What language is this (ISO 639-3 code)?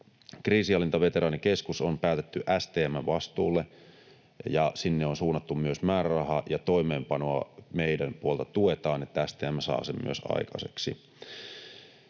fin